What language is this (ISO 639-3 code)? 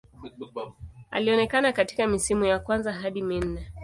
swa